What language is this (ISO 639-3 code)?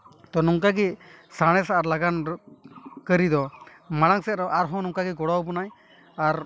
sat